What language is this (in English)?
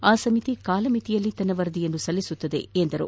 Kannada